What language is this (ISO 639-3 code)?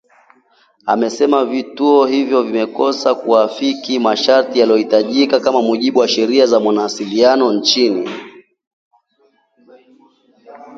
swa